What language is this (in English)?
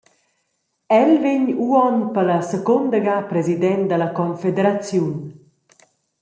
Romansh